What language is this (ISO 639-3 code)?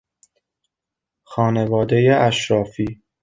fas